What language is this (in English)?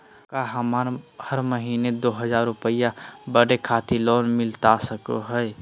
Magahi